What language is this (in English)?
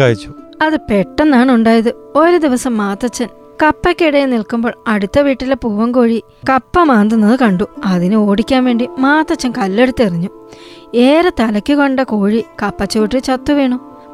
Malayalam